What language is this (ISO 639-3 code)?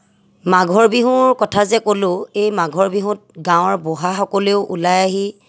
asm